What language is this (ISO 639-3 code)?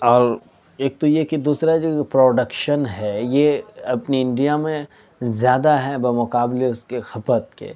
urd